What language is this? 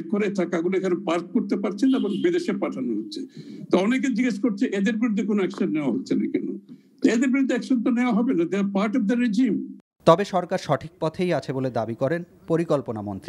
Hindi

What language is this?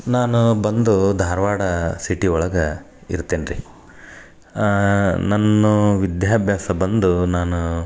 Kannada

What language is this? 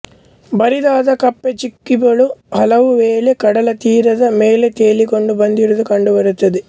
Kannada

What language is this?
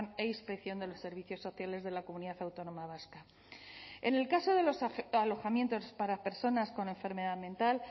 Spanish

